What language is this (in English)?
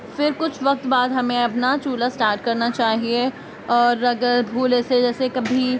Urdu